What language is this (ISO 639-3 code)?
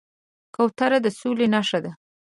pus